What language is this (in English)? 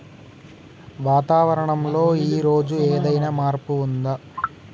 Telugu